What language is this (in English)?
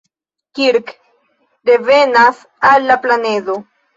Esperanto